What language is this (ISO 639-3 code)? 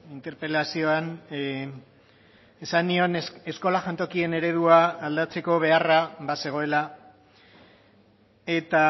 eus